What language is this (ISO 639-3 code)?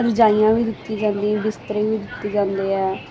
pan